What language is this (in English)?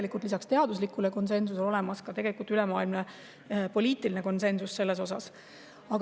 Estonian